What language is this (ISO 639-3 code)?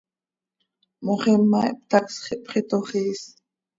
sei